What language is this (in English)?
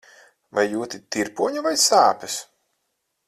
Latvian